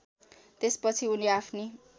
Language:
Nepali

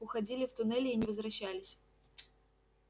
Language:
Russian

